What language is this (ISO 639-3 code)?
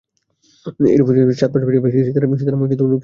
ben